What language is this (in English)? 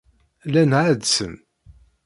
Kabyle